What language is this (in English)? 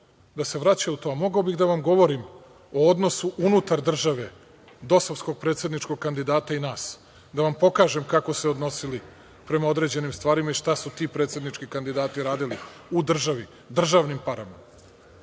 Serbian